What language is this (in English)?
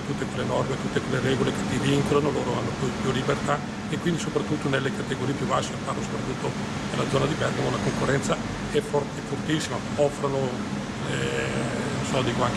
Italian